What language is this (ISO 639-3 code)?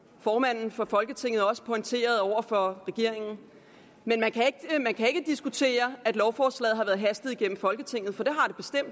dan